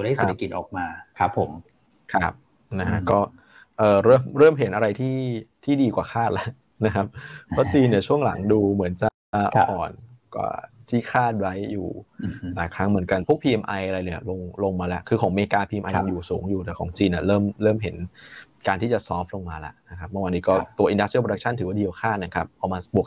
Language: Thai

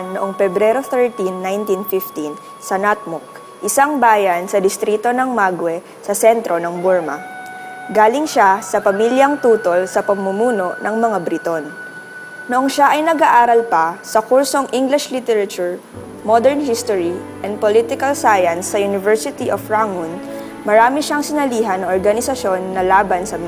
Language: Filipino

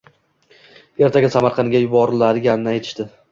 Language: Uzbek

